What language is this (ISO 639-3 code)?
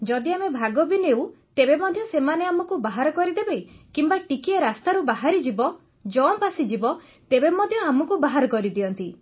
ori